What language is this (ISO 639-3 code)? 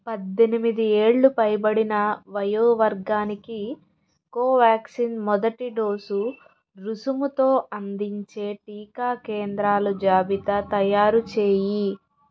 tel